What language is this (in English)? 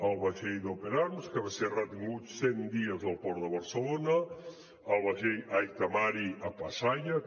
Catalan